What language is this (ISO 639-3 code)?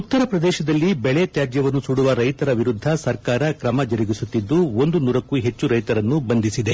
kan